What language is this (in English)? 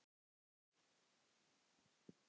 Icelandic